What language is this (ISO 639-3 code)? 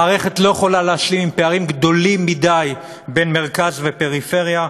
heb